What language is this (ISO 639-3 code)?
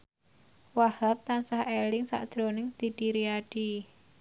jav